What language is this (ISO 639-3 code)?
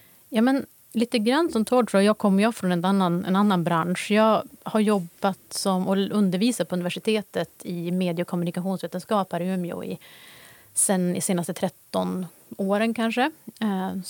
swe